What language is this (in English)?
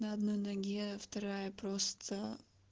Russian